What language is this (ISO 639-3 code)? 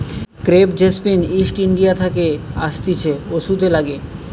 ben